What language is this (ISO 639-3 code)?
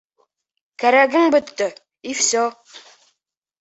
bak